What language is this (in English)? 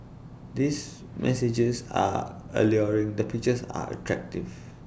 English